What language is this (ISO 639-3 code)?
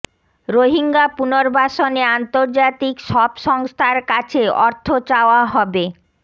ben